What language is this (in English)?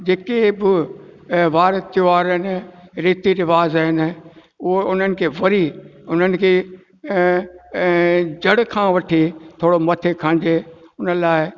Sindhi